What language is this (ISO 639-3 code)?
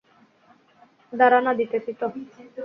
ben